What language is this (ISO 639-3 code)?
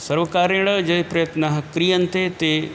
san